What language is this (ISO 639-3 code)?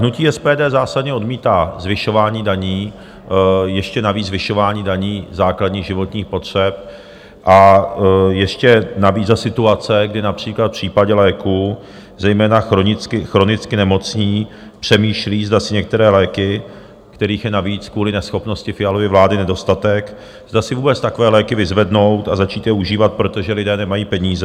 ces